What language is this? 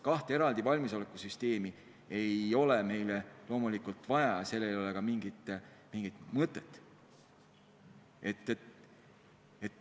Estonian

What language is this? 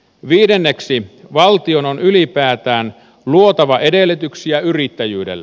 Finnish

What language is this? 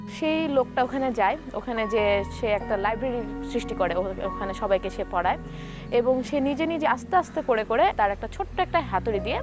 Bangla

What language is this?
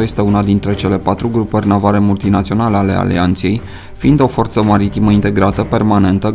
Romanian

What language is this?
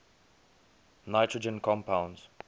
English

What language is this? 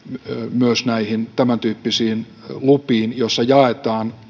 Finnish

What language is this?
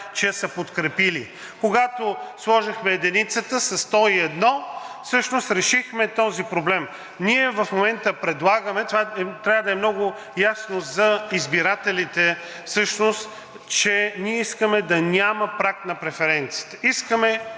Bulgarian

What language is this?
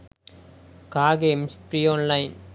Sinhala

